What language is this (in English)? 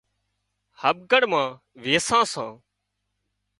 Wadiyara Koli